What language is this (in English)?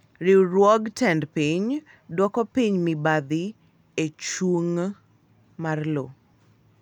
Luo (Kenya and Tanzania)